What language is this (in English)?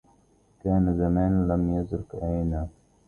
Arabic